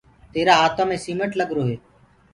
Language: Gurgula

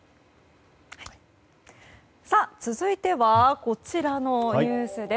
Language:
Japanese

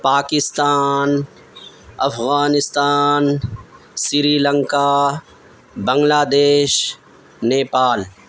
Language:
Urdu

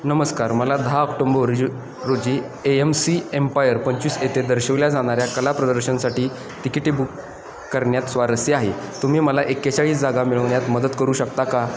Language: Marathi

